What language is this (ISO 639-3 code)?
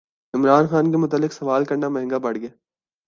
urd